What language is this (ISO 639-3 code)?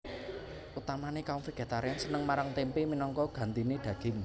jav